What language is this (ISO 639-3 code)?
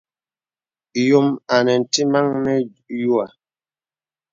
beb